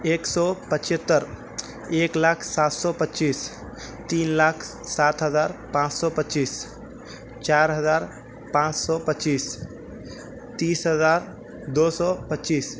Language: Urdu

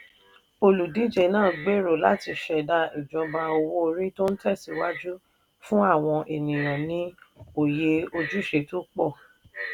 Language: Yoruba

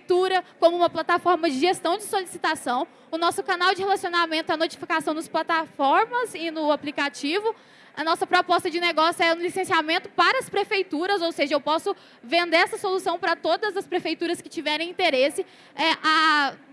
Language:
Portuguese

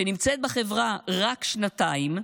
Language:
Hebrew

